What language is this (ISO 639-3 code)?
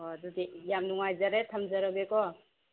mni